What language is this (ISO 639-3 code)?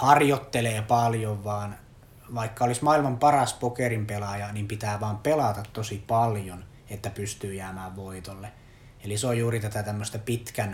fin